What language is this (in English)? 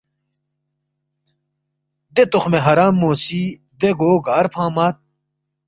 Balti